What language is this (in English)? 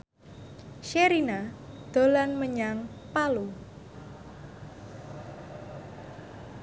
Javanese